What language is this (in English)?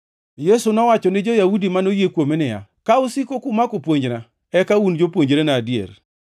Luo (Kenya and Tanzania)